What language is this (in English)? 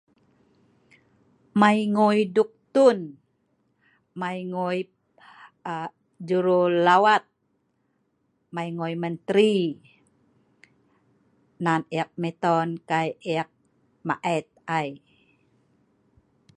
Sa'ban